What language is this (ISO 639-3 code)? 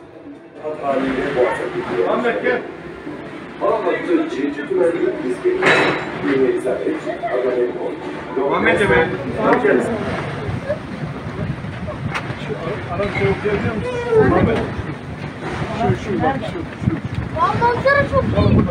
tur